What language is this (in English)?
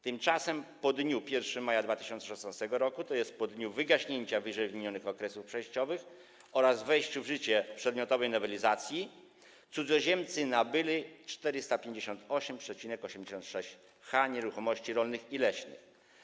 Polish